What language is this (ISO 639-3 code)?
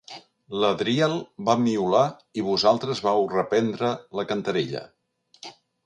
cat